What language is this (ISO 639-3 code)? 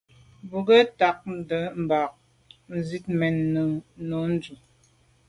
byv